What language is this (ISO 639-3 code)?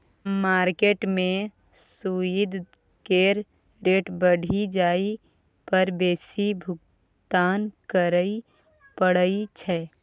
mai